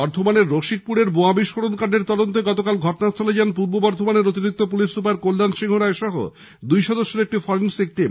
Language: Bangla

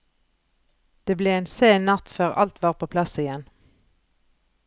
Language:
Norwegian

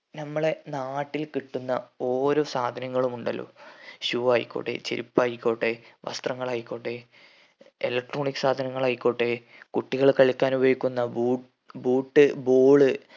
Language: Malayalam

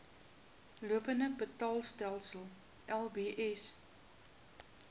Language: Afrikaans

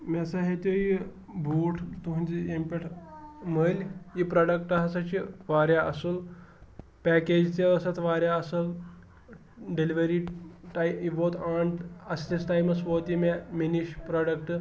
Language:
Kashmiri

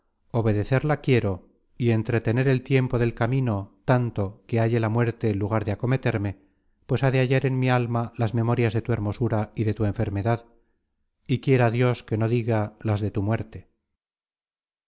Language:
Spanish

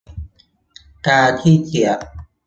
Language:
Thai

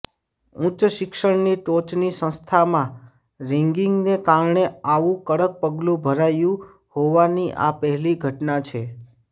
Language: Gujarati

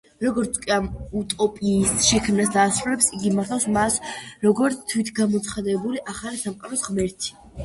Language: Georgian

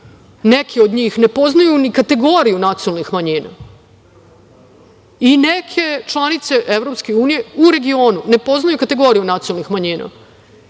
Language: Serbian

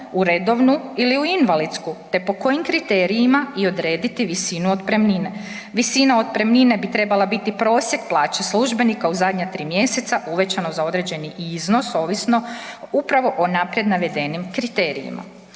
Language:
Croatian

